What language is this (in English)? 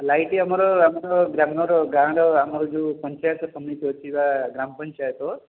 Odia